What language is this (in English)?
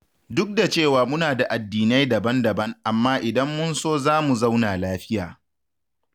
Hausa